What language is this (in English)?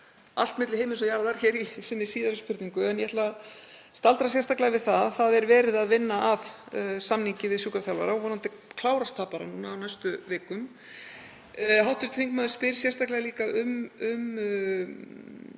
Icelandic